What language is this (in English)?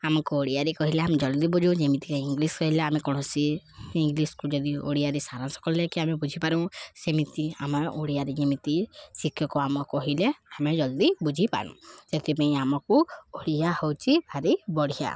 Odia